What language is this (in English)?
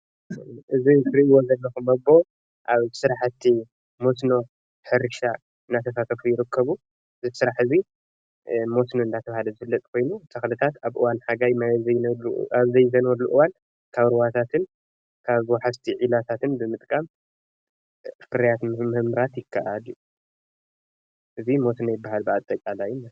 Tigrinya